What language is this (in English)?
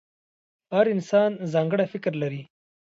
Pashto